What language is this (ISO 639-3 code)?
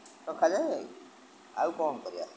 ori